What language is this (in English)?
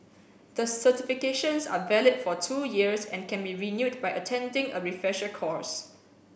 English